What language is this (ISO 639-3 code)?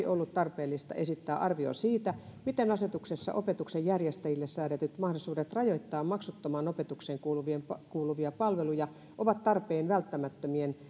fin